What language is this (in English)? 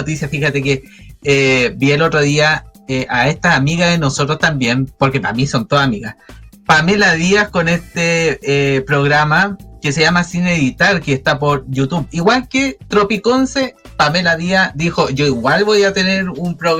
Spanish